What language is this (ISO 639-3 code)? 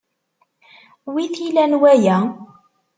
kab